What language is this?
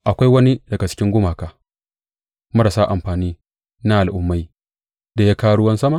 Hausa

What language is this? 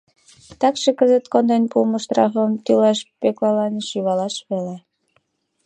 Mari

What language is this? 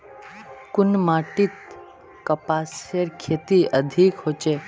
Magahi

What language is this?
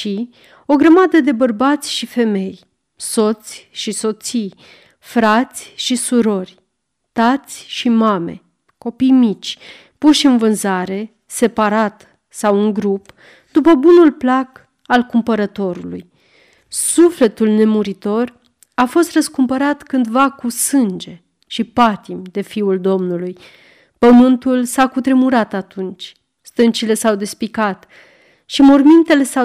Romanian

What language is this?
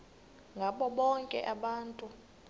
Xhosa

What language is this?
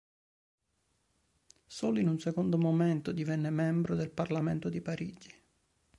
Italian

